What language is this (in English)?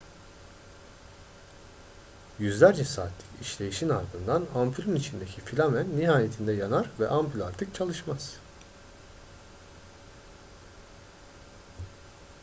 Turkish